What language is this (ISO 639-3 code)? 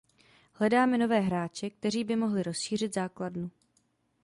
ces